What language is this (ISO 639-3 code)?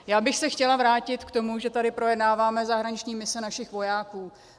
ces